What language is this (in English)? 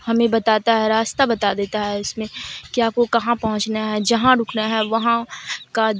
Urdu